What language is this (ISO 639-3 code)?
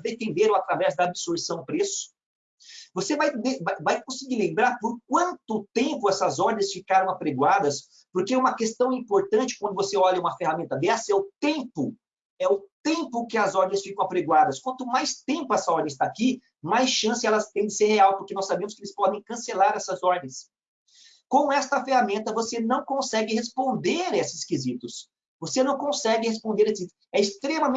por